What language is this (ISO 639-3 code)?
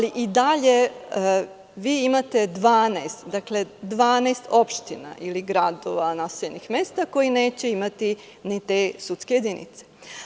srp